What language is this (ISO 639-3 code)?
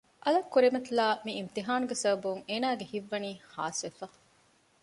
div